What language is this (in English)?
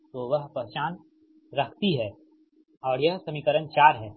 Hindi